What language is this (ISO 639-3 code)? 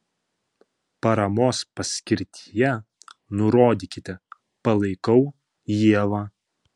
lit